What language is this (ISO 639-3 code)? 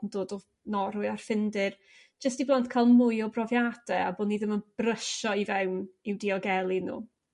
cym